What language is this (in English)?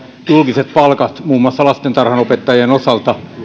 Finnish